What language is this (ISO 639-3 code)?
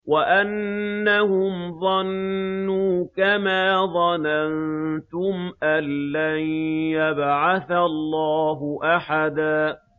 ara